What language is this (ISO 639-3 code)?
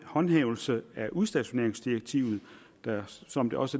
dan